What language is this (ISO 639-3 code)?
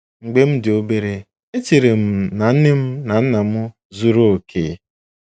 ibo